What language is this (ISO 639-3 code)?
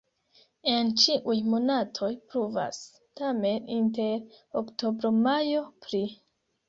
epo